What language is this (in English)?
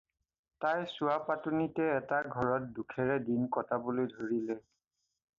Assamese